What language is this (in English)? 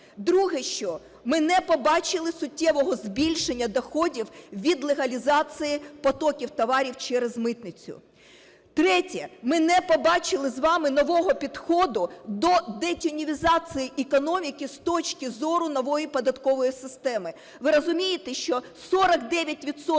Ukrainian